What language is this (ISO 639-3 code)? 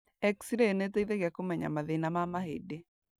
kik